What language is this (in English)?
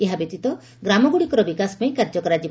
Odia